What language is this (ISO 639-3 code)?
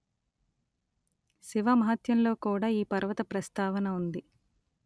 tel